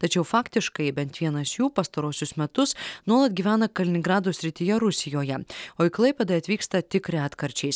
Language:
Lithuanian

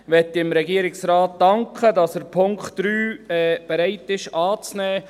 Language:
Swiss German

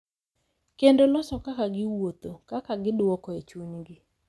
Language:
Luo (Kenya and Tanzania)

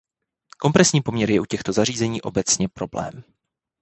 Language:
Czech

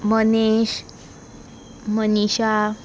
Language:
Konkani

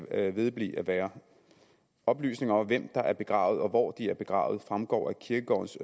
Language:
Danish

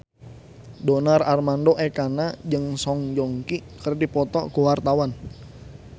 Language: Sundanese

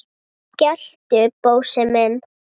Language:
Icelandic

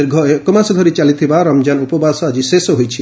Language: Odia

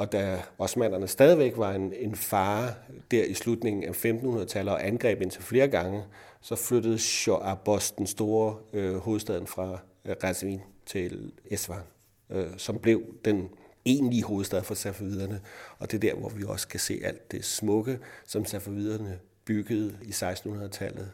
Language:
Danish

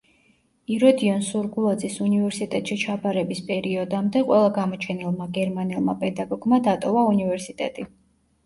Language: Georgian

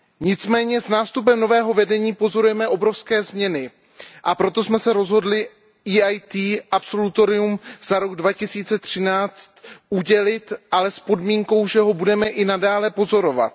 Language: Czech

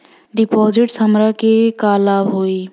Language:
Bhojpuri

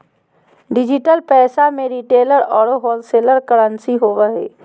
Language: Magahi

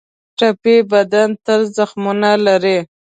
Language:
Pashto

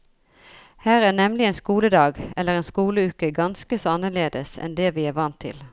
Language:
Norwegian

